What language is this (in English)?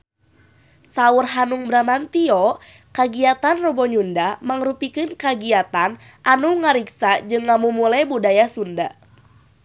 Sundanese